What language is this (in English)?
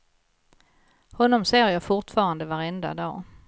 Swedish